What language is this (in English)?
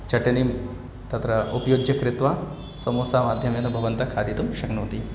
Sanskrit